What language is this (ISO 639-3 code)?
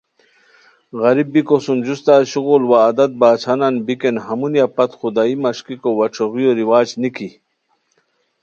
khw